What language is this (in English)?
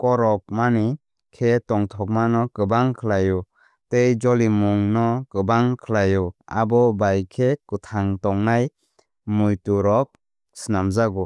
Kok Borok